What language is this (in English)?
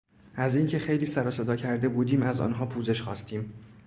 Persian